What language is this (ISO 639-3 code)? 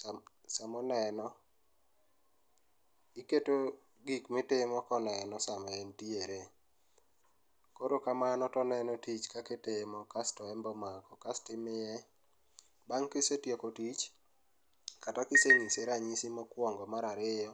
luo